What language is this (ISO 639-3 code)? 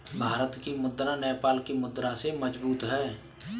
hin